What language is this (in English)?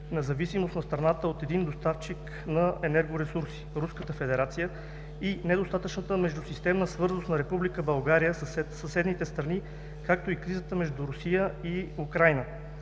Bulgarian